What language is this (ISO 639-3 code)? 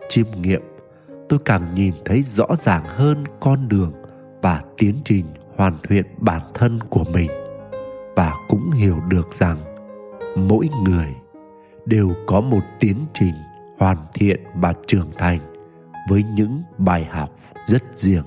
vie